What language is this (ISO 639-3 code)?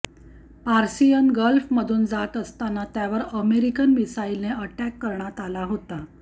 mar